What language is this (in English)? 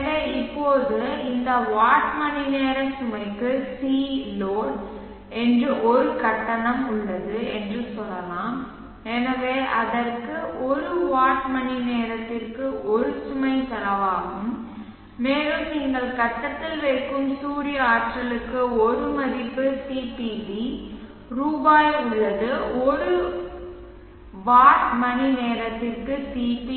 Tamil